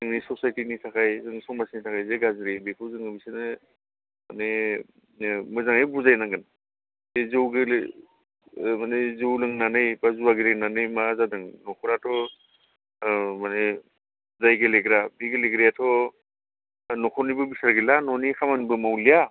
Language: Bodo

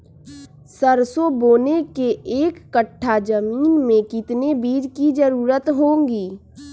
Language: Magahi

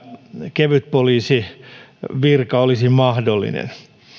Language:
Finnish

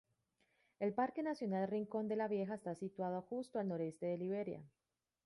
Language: Spanish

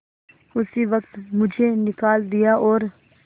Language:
Hindi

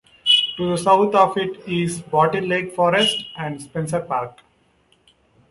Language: English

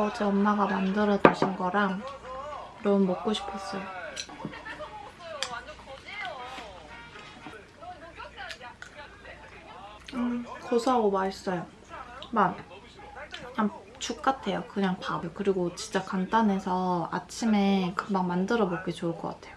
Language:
Korean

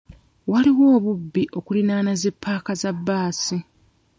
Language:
Ganda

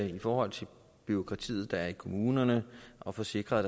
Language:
Danish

